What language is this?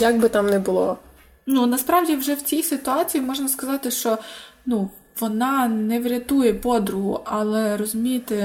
Ukrainian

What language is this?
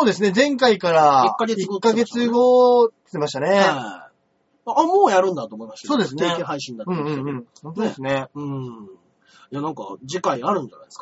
Japanese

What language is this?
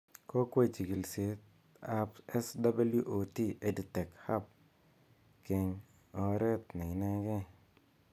Kalenjin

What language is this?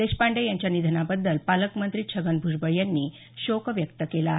Marathi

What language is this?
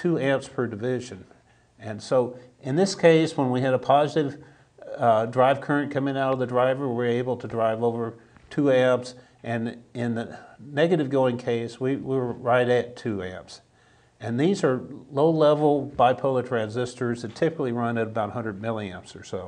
English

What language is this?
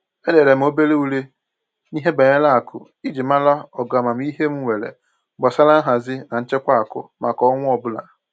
Igbo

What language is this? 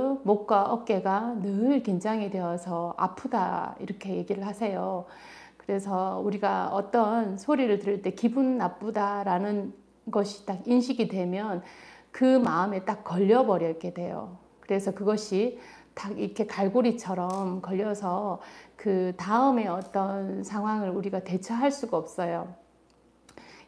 Korean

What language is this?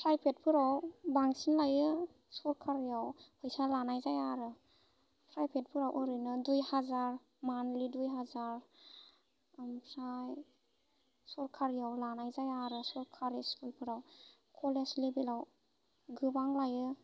Bodo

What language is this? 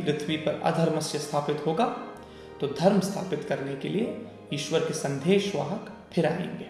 Hindi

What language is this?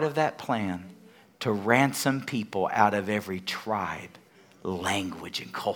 English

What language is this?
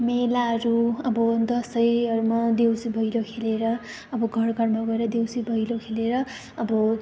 Nepali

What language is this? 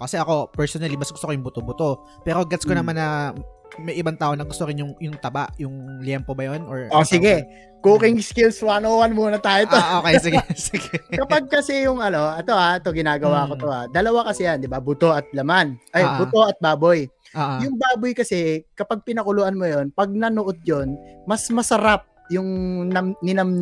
Filipino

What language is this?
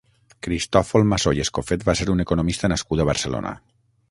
Catalan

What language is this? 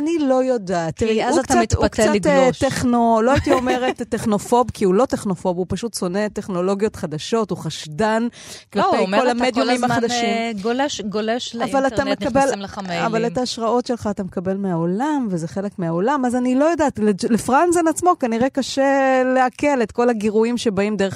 Hebrew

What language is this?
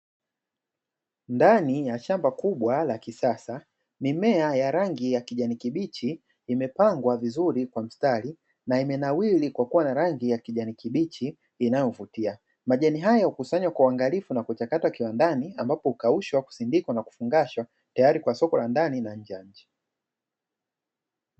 Swahili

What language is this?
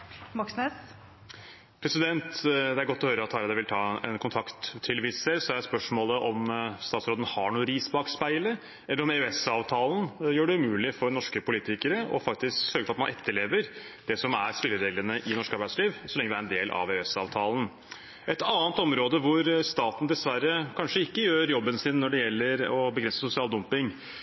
Norwegian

